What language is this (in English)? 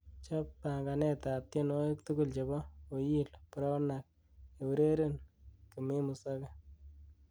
Kalenjin